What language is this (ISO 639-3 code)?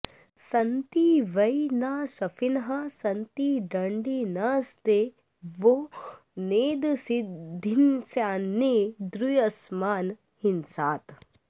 san